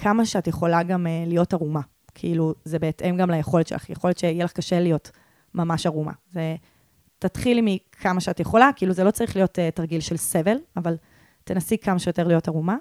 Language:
Hebrew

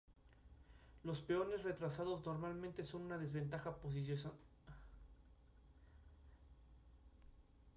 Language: Spanish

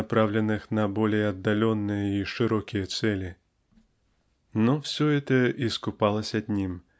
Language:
Russian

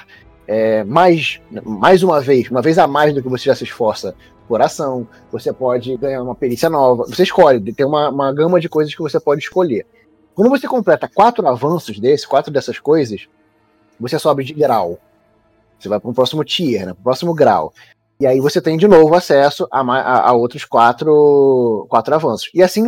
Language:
Portuguese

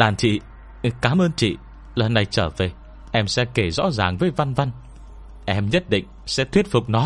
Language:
Vietnamese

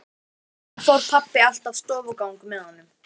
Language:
Icelandic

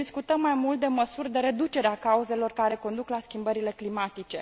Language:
Romanian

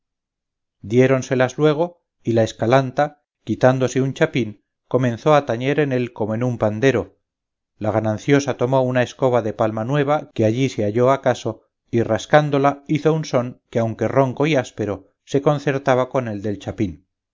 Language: Spanish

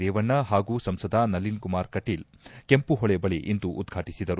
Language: Kannada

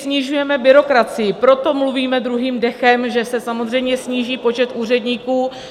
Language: Czech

